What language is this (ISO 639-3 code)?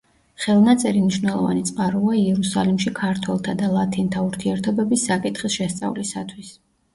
kat